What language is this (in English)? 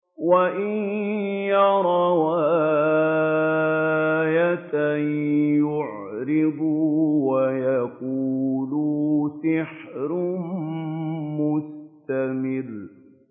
Arabic